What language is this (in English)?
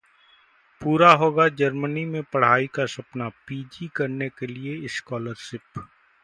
Hindi